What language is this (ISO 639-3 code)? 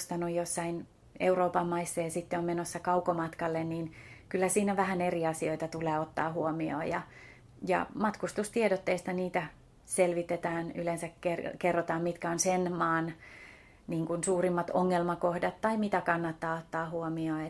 fin